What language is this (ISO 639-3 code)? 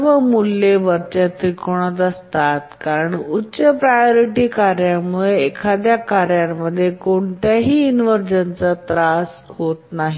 mar